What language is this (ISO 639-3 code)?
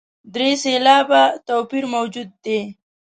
pus